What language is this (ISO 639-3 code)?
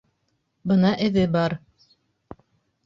bak